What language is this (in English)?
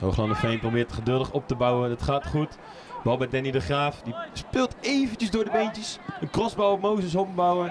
Dutch